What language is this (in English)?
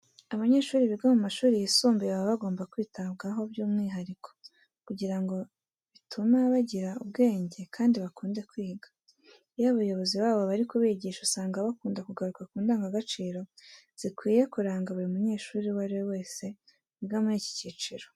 Kinyarwanda